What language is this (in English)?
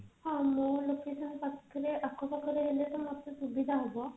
Odia